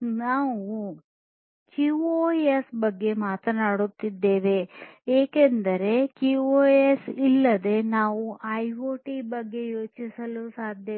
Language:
Kannada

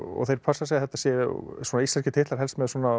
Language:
Icelandic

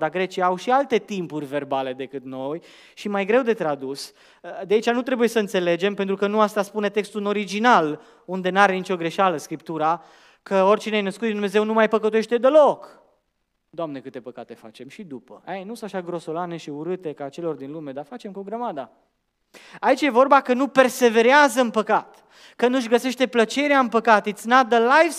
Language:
Romanian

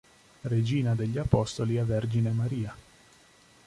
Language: Italian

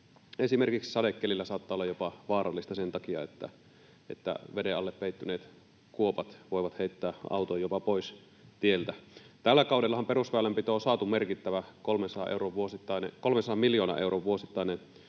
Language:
Finnish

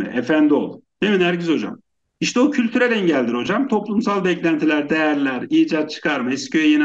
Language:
Turkish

